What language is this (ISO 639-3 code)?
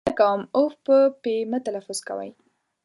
pus